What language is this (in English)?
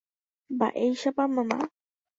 Guarani